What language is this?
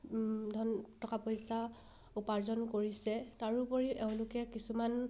Assamese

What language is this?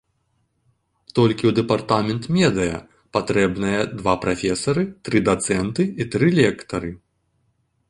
Belarusian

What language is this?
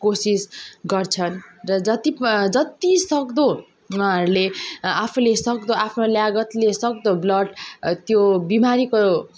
Nepali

